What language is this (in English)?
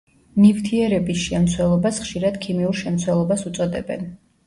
Georgian